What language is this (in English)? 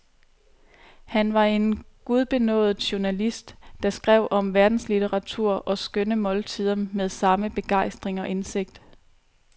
Danish